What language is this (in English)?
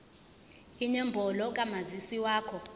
Zulu